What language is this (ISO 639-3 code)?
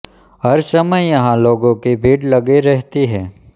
hin